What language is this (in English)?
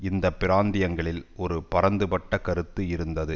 Tamil